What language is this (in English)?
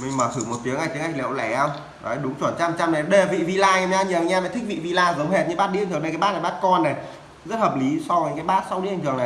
Vietnamese